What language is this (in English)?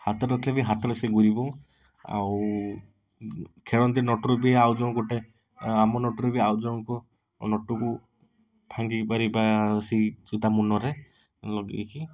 Odia